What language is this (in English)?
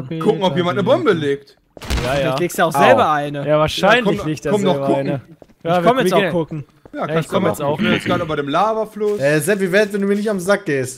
German